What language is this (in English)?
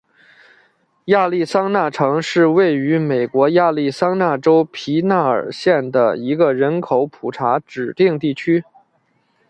Chinese